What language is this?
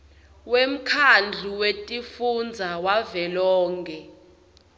Swati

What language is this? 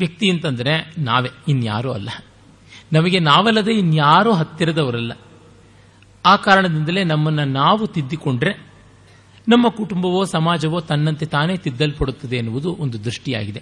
Kannada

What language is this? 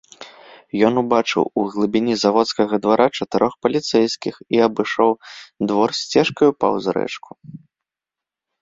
Belarusian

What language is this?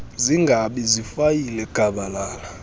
Xhosa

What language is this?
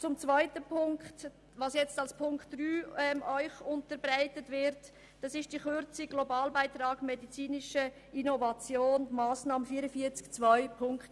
Swiss German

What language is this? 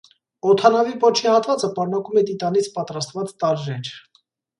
Armenian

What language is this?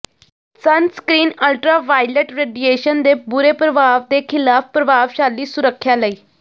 Punjabi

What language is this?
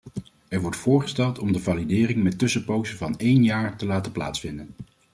Dutch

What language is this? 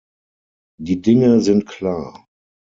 German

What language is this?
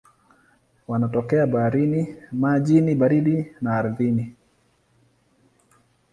Swahili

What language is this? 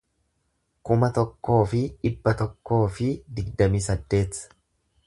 Oromo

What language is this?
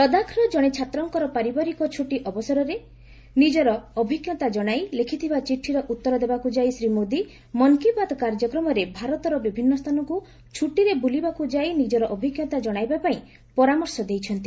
Odia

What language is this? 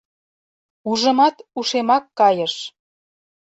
Mari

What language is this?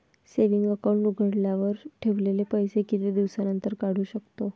Marathi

